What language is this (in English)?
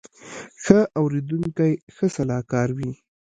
Pashto